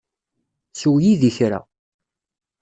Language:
Kabyle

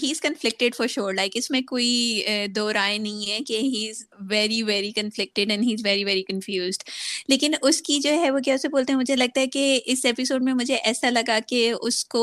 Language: Urdu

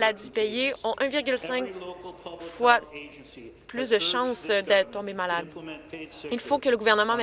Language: French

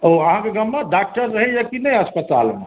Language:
Maithili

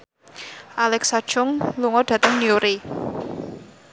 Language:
Javanese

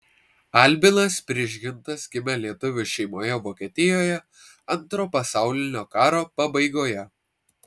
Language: Lithuanian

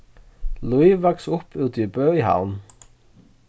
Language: Faroese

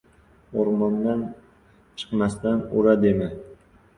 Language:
Uzbek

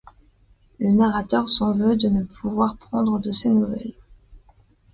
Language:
French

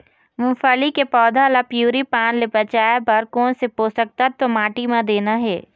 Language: Chhattisgarhi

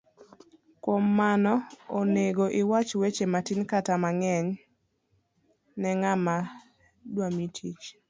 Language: Luo (Kenya and Tanzania)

